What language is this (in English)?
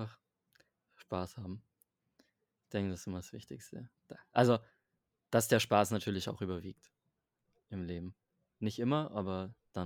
German